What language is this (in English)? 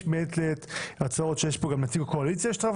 Hebrew